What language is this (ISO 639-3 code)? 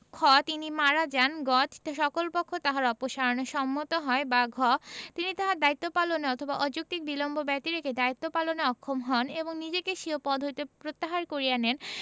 ben